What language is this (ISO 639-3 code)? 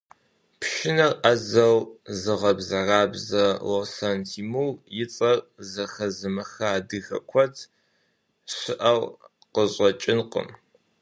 kbd